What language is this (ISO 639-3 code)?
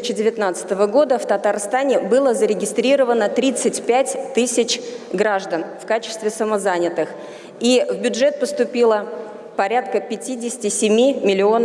rus